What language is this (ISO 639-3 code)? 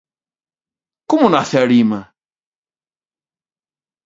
glg